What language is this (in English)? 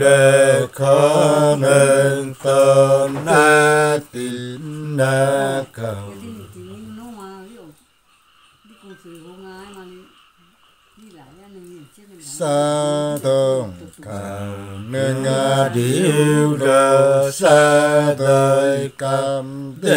Vietnamese